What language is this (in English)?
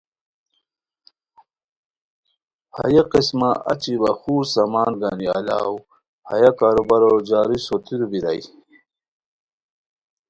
Khowar